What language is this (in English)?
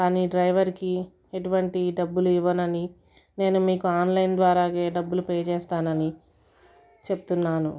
Telugu